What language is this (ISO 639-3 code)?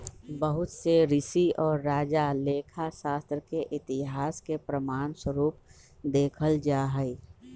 mag